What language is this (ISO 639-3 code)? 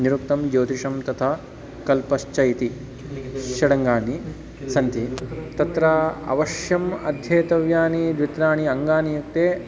san